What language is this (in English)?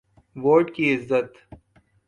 Urdu